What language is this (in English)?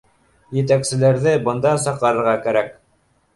Bashkir